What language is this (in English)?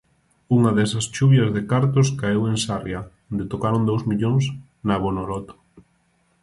Galician